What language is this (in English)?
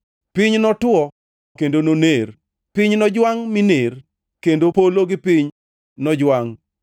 Luo (Kenya and Tanzania)